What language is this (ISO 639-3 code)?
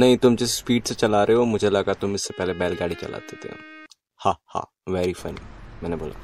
hin